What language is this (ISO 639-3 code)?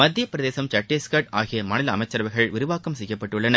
tam